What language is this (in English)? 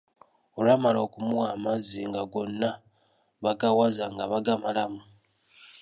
Ganda